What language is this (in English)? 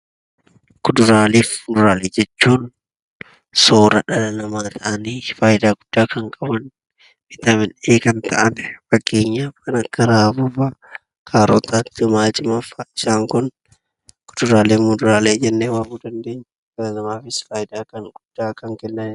Oromo